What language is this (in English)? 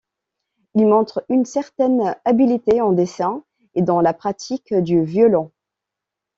French